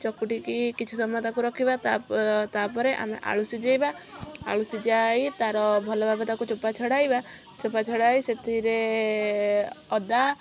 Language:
Odia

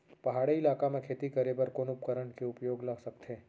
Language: Chhattisgarhi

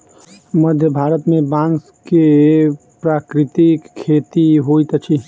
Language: Maithili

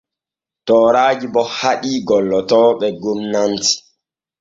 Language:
Borgu Fulfulde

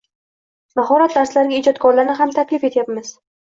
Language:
Uzbek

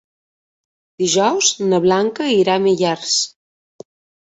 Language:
Catalan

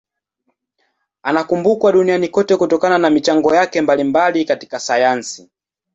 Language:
Swahili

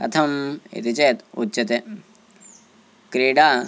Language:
Sanskrit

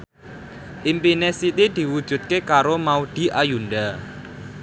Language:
Javanese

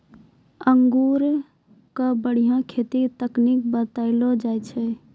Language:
Maithili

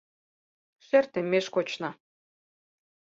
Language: Mari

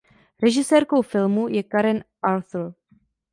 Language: Czech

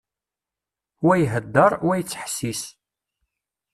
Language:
Kabyle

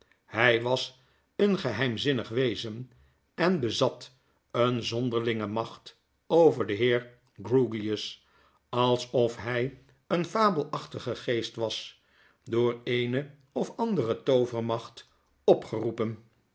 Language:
Dutch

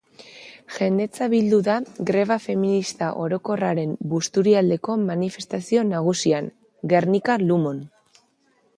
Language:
Basque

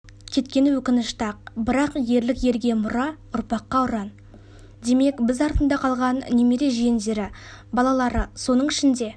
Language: Kazakh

